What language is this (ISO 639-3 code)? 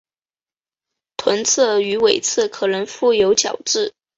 zho